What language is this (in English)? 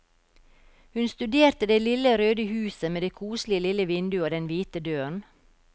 Norwegian